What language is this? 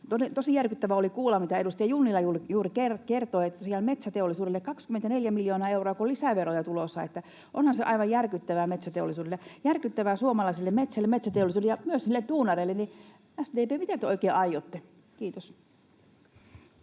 Finnish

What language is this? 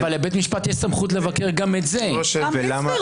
Hebrew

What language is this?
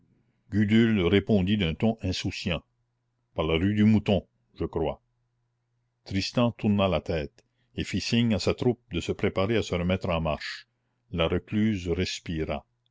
French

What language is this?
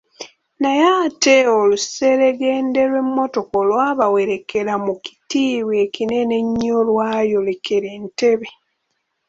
Ganda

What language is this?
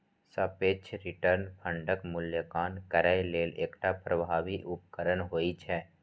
Maithili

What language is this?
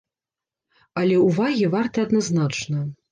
Belarusian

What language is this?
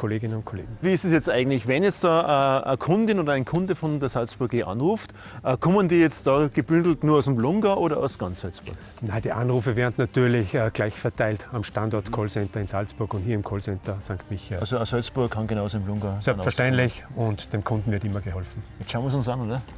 German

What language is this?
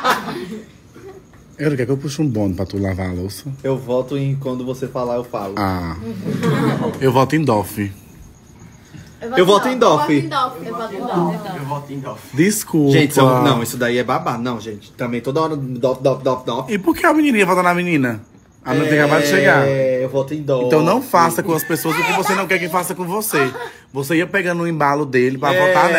Portuguese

